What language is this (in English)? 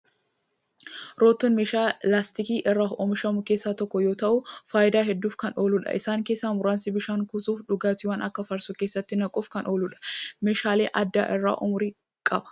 Oromo